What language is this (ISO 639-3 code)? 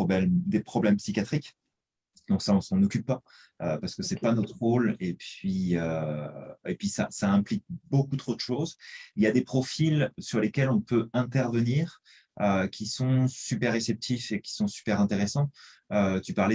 fra